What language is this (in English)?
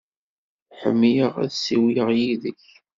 Kabyle